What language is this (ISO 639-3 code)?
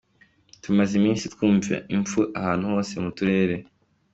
kin